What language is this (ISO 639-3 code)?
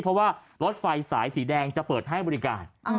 tha